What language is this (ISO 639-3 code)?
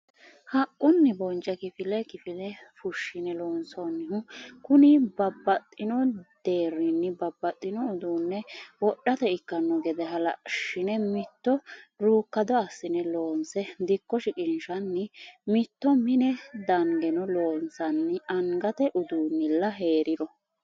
sid